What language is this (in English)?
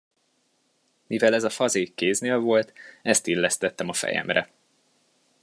Hungarian